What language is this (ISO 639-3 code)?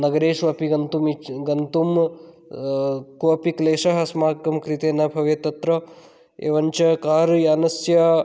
san